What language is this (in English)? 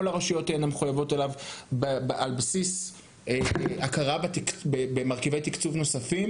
Hebrew